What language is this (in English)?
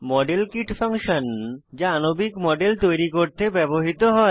Bangla